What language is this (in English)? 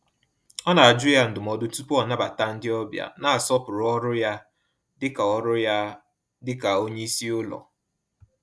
Igbo